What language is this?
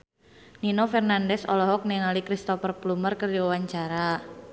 Sundanese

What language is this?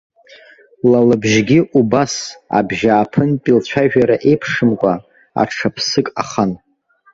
Abkhazian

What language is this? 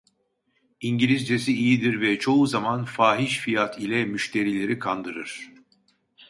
Turkish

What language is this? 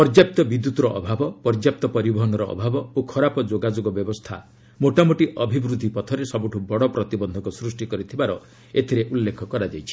Odia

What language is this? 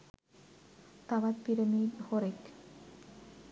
Sinhala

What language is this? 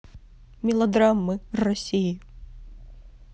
Russian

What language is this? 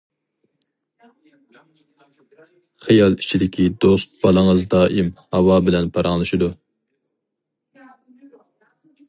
Uyghur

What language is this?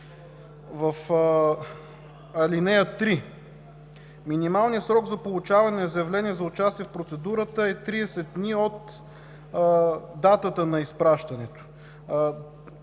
Bulgarian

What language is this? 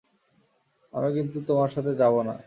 Bangla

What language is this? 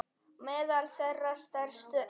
Icelandic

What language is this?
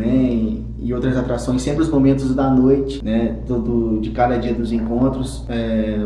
Portuguese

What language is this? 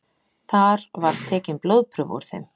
Icelandic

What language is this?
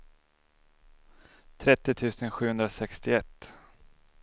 Swedish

